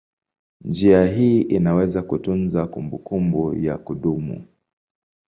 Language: Swahili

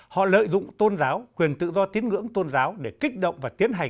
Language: Vietnamese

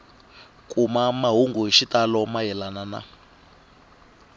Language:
Tsonga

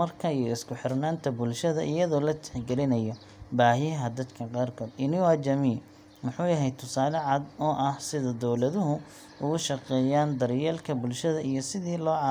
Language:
Somali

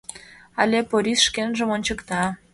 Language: Mari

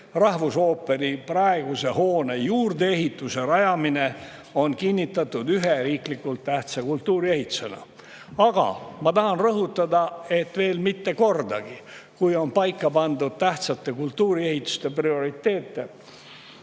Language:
Estonian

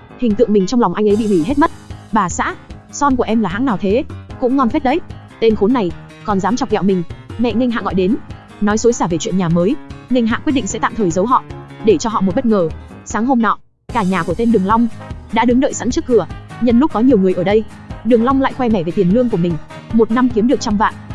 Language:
Vietnamese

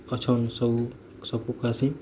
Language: Odia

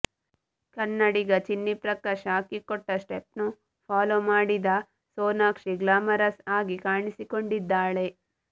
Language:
Kannada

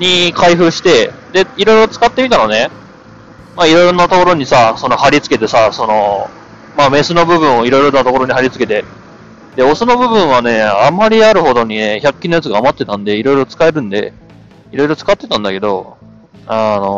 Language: Japanese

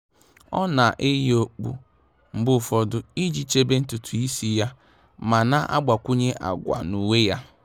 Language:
Igbo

